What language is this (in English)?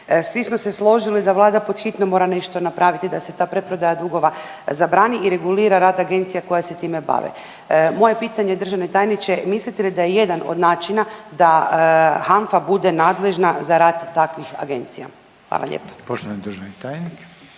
Croatian